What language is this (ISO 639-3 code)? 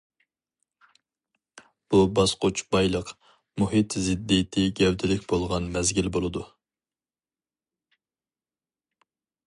uig